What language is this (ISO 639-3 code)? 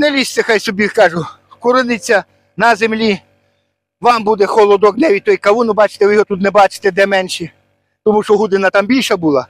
ukr